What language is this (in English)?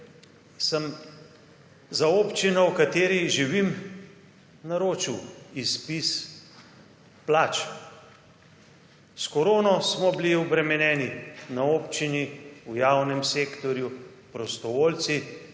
Slovenian